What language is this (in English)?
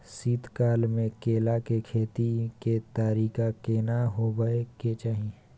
Maithili